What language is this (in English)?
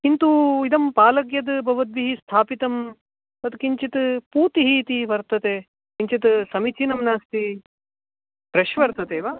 Sanskrit